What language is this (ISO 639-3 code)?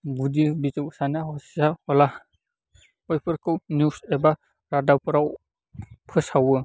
brx